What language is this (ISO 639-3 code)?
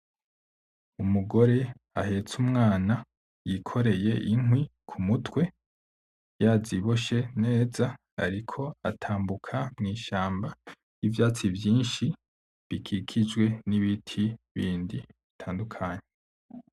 run